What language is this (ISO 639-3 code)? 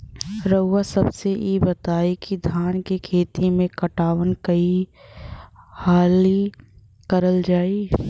bho